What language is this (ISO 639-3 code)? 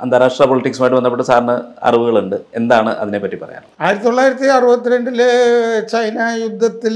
mal